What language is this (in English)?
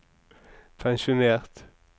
Norwegian